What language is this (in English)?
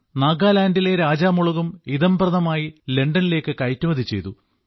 Malayalam